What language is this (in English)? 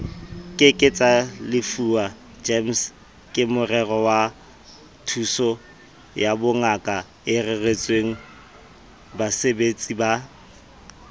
Southern Sotho